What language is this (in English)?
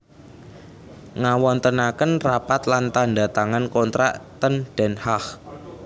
Javanese